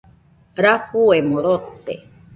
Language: Nüpode Huitoto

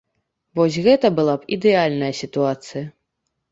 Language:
Belarusian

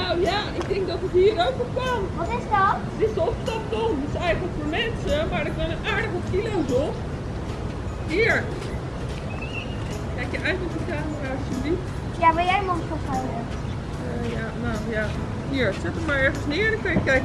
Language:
Dutch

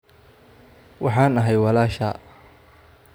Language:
Somali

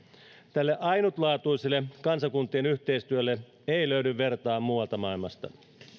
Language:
Finnish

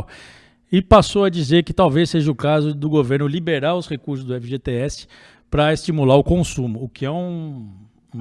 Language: Portuguese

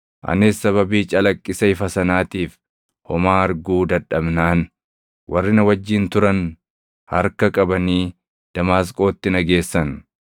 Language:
Oromo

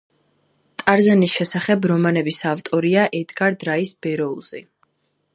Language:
Georgian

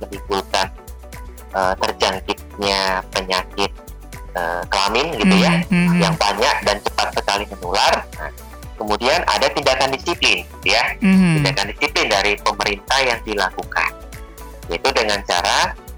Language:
Indonesian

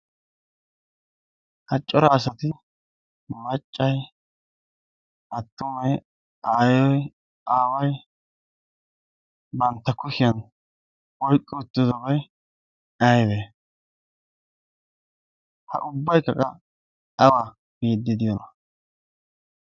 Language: Wolaytta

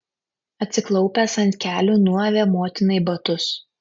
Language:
Lithuanian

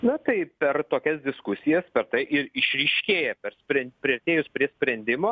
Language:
Lithuanian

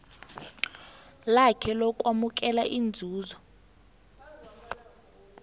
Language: South Ndebele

